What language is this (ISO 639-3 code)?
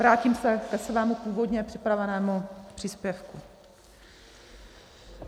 ces